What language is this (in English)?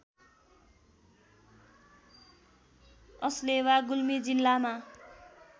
Nepali